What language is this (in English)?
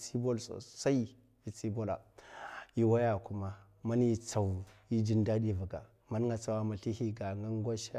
Mafa